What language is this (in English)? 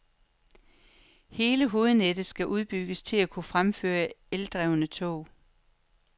Danish